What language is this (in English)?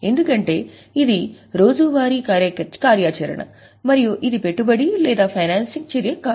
Telugu